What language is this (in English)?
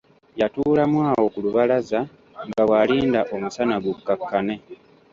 Ganda